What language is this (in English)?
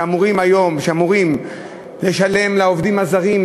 Hebrew